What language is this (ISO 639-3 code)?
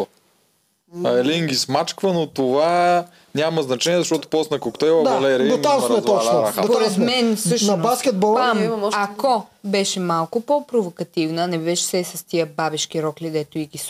bul